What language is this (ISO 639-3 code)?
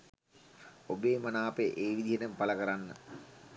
sin